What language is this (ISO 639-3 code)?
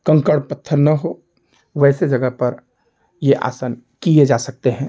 hin